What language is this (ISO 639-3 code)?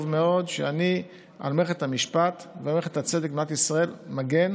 heb